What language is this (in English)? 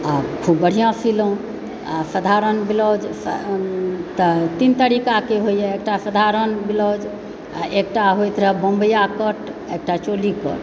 Maithili